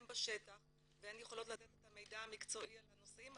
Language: Hebrew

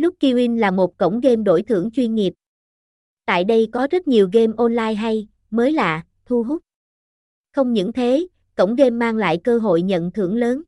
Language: Vietnamese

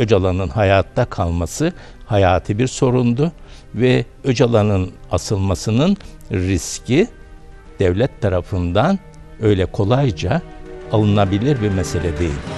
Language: Turkish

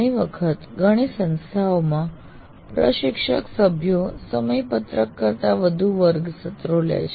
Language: Gujarati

